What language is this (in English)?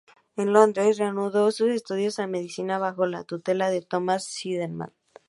Spanish